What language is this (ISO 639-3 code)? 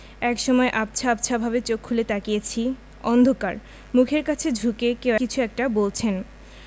ben